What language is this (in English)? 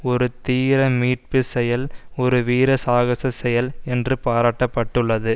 Tamil